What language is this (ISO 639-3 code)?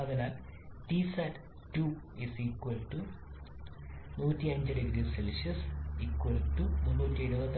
mal